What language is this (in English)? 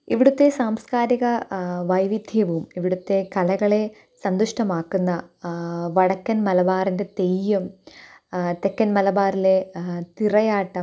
Malayalam